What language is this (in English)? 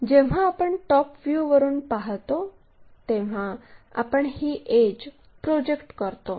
Marathi